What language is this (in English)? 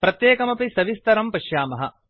Sanskrit